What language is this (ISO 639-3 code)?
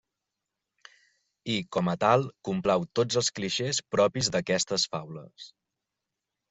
cat